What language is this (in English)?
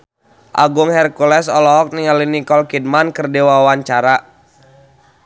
Sundanese